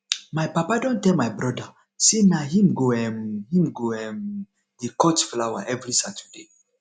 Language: Nigerian Pidgin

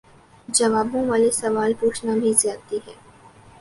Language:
Urdu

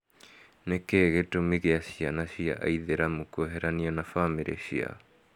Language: Kikuyu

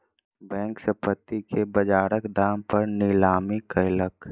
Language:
Maithili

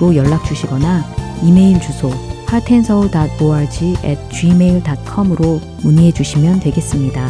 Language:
Korean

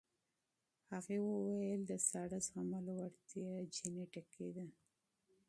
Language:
Pashto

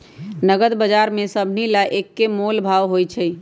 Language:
Magahi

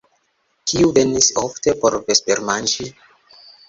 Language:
Esperanto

